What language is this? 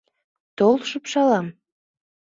Mari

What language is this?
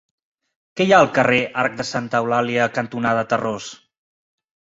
Catalan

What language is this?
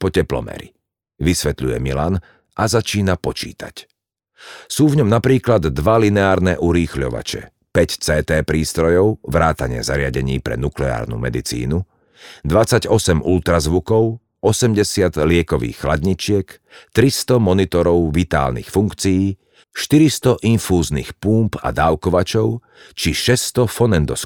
Slovak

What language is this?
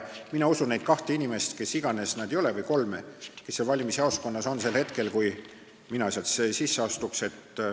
Estonian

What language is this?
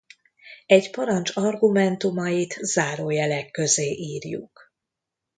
Hungarian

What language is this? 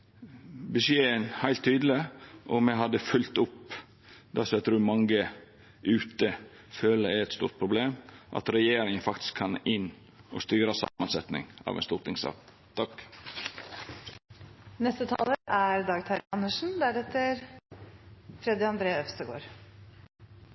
Norwegian Nynorsk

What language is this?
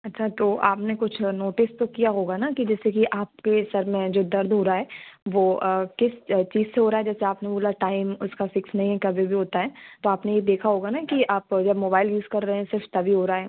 Hindi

